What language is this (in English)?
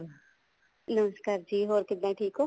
Punjabi